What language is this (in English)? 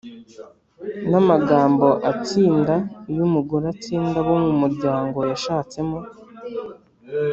Kinyarwanda